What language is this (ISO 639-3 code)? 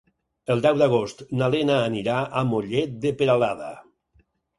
cat